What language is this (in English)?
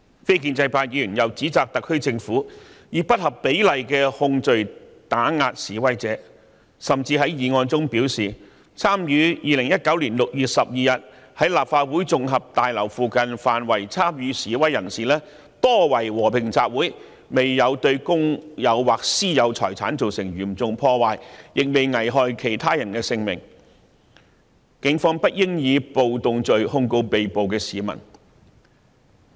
Cantonese